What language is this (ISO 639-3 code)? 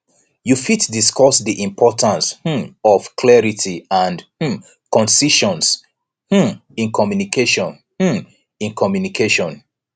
pcm